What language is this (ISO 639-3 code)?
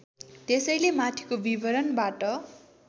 nep